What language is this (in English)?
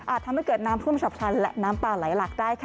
Thai